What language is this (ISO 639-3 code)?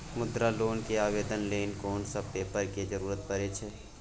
mai